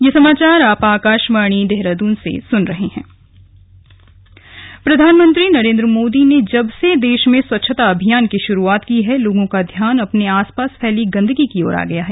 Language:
Hindi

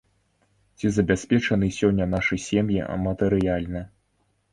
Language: Belarusian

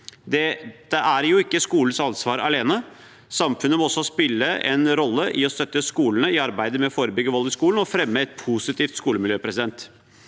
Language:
Norwegian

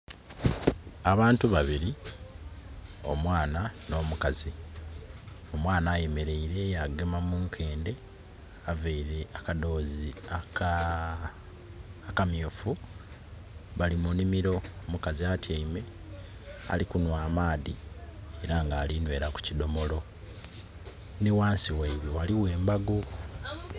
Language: Soga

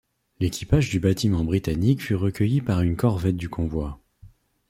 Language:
French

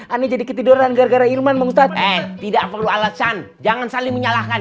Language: Indonesian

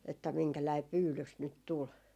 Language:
Finnish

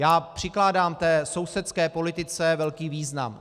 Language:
Czech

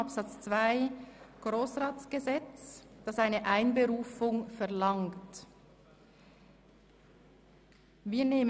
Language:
Swiss German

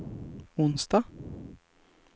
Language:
Swedish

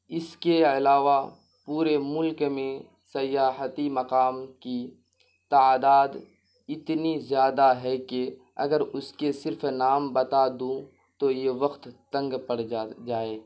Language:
Urdu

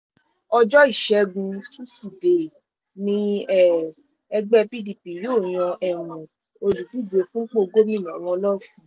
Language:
Yoruba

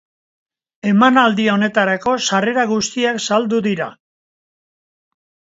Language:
Basque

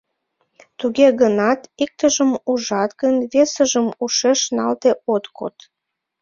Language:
Mari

